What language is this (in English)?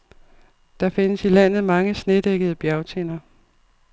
Danish